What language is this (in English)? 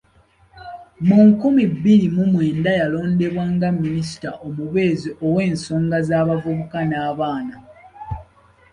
Ganda